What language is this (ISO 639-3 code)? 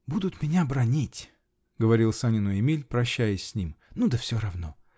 rus